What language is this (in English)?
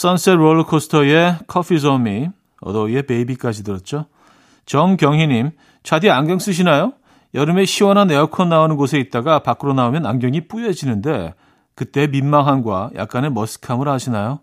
Korean